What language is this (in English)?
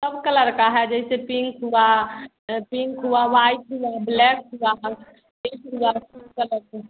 Hindi